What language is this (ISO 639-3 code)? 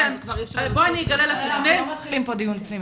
heb